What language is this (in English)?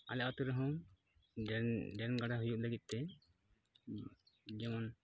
Santali